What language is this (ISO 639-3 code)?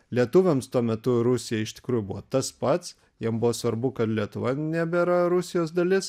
lit